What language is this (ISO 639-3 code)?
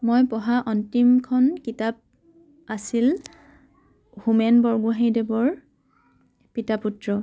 asm